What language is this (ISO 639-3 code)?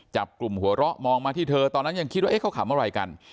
tha